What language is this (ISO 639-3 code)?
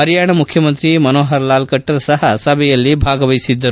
kan